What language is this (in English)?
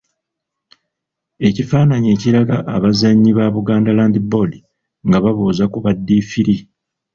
Ganda